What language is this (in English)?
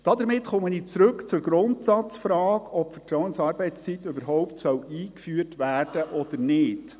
Swiss German